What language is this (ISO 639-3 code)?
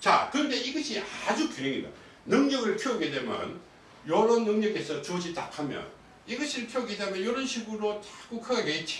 kor